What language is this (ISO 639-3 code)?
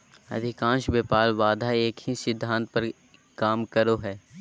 mag